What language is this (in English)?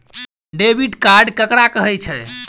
Maithili